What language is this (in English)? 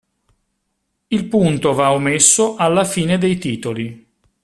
Italian